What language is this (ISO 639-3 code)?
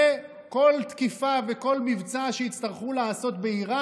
heb